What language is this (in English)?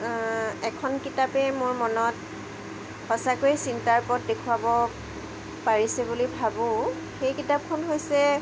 Assamese